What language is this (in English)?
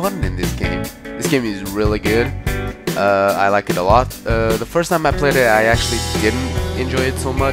English